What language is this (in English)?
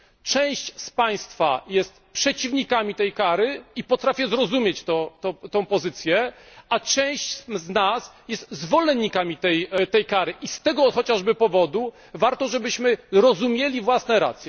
Polish